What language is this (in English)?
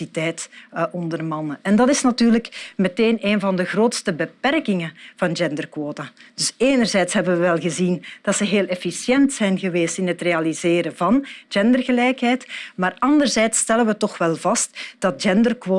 Dutch